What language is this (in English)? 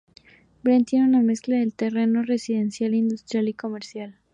Spanish